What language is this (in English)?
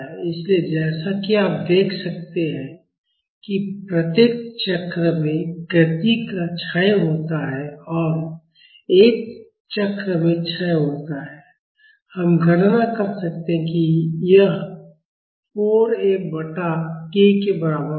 Hindi